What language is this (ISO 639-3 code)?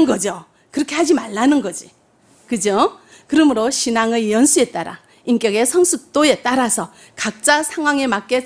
kor